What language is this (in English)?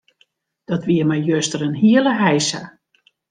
Western Frisian